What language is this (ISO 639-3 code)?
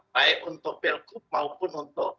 ind